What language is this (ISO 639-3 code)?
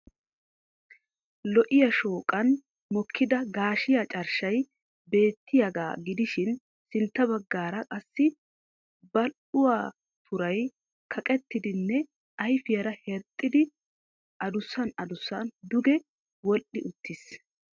wal